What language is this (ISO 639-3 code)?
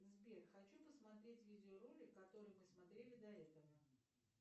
rus